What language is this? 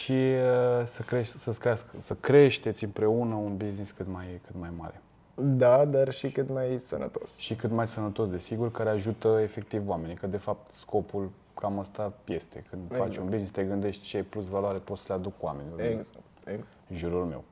Romanian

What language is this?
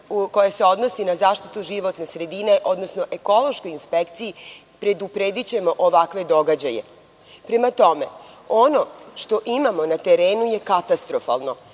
Serbian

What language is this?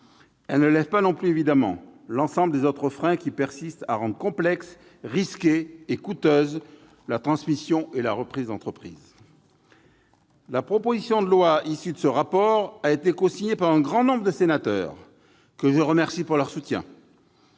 French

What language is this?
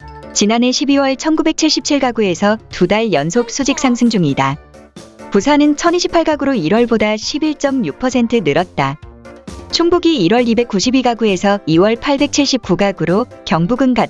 Korean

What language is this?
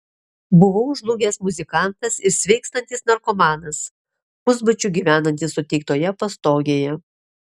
Lithuanian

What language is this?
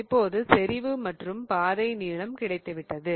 Tamil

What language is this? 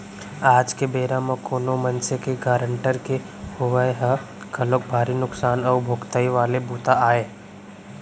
Chhattisgarhi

